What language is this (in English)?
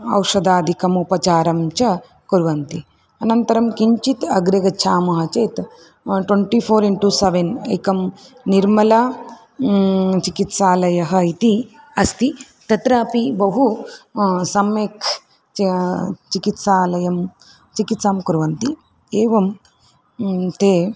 Sanskrit